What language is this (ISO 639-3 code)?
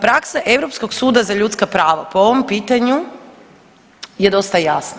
hrv